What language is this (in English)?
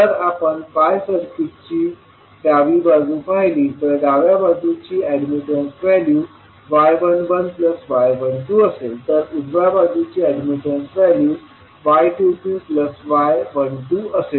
Marathi